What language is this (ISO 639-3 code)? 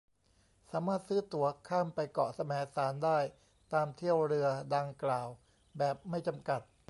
tha